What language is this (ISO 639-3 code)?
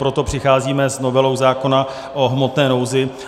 ces